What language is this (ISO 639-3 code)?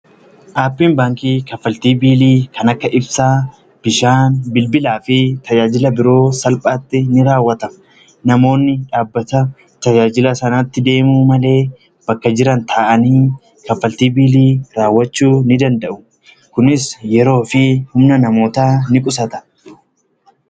orm